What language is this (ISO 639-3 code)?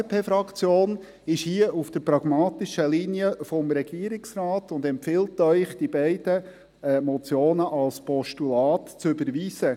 gsw